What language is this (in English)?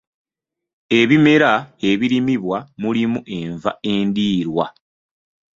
Ganda